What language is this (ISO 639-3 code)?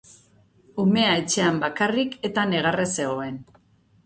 eus